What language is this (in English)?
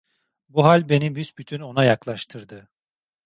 Turkish